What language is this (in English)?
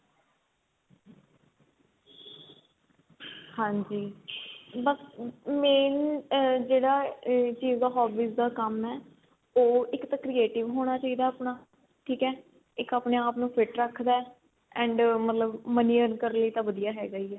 Punjabi